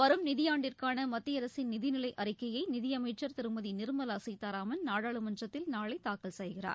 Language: Tamil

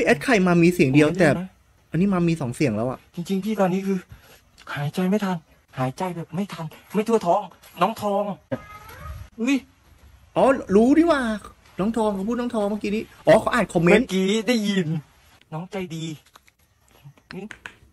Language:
Thai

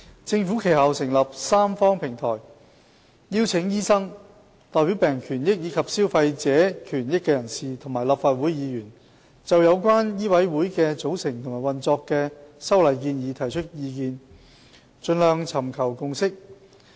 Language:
Cantonese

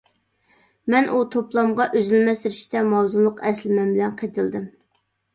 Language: Uyghur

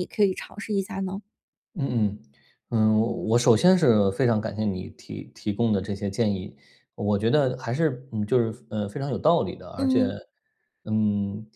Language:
Chinese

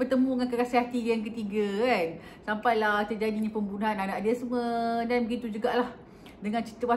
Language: Malay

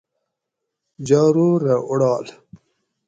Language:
Gawri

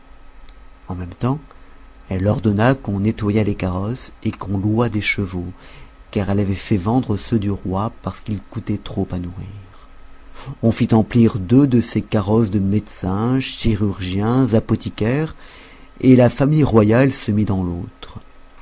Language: French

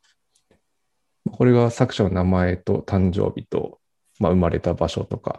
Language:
Japanese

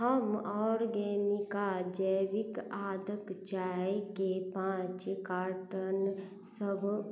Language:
Maithili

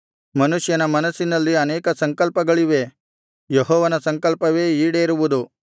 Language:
Kannada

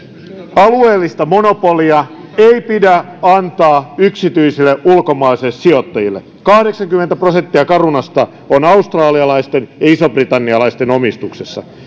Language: Finnish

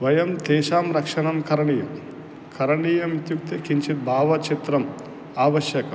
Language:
Sanskrit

